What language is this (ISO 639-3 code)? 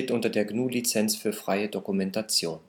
deu